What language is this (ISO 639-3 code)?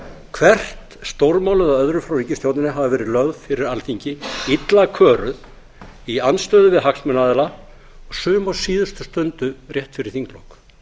isl